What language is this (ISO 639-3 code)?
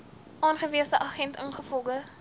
afr